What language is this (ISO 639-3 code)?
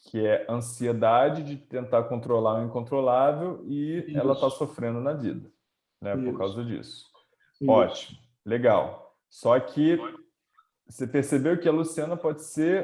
por